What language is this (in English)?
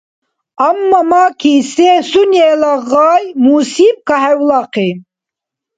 Dargwa